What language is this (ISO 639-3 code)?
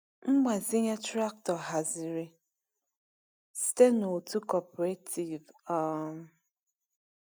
ibo